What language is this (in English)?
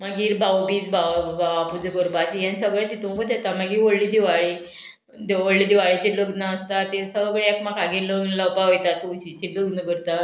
Konkani